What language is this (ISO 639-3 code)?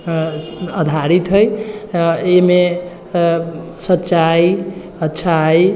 mai